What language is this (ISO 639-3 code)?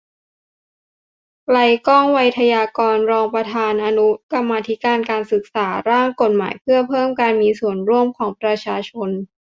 tha